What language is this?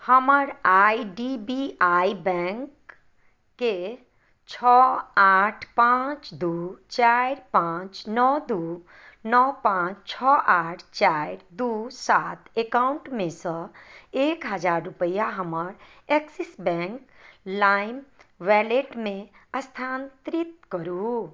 Maithili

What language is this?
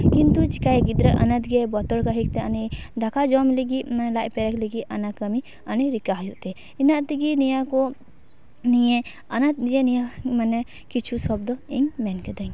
Santali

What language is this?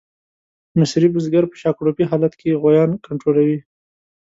Pashto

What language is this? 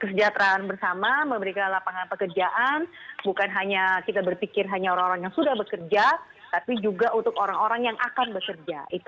Indonesian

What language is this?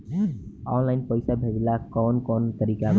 Bhojpuri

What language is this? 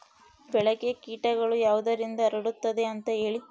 Kannada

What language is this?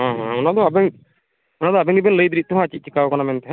Santali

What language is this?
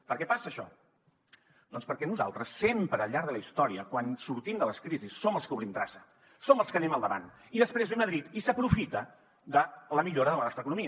Catalan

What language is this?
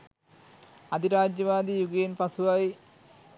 Sinhala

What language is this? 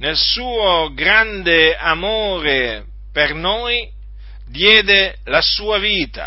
Italian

